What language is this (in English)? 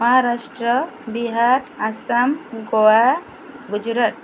Odia